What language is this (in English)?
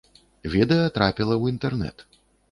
Belarusian